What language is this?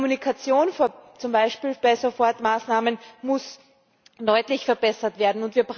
German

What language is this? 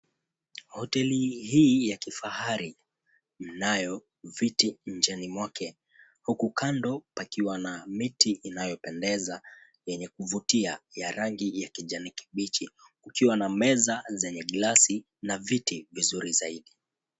Swahili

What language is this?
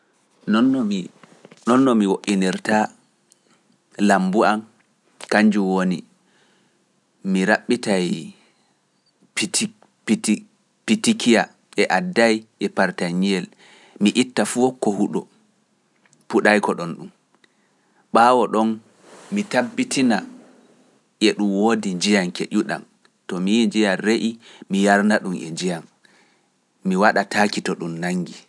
Pular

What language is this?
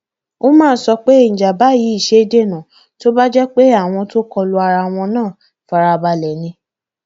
Yoruba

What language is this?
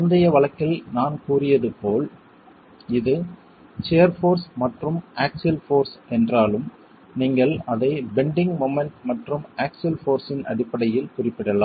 Tamil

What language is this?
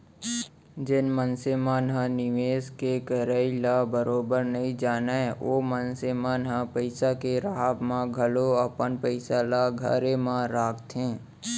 Chhattisgarhi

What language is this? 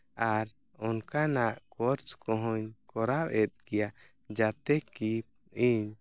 Santali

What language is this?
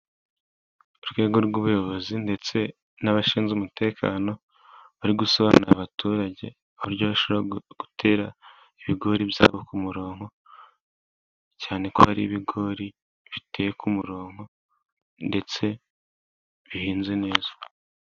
Kinyarwanda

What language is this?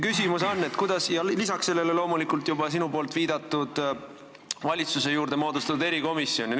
Estonian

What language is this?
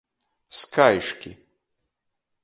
Latgalian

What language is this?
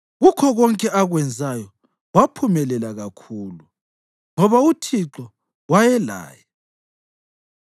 North Ndebele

